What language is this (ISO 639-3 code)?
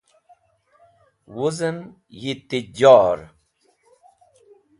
wbl